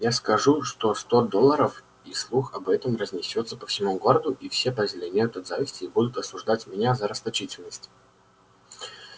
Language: Russian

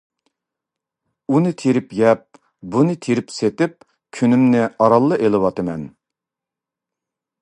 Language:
Uyghur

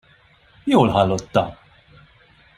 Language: Hungarian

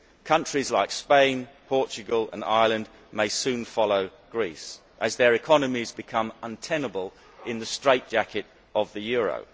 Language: English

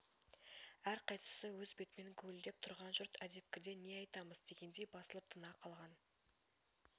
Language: Kazakh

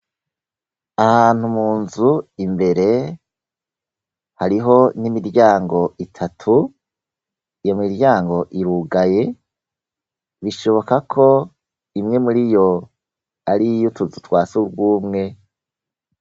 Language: Rundi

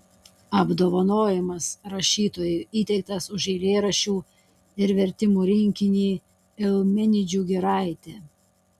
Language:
Lithuanian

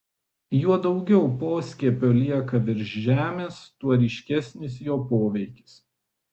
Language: Lithuanian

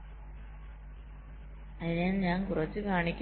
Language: Malayalam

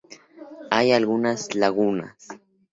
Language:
Spanish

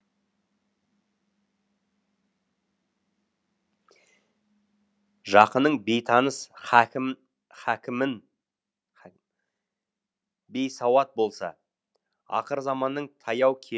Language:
Kazakh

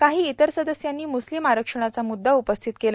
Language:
Marathi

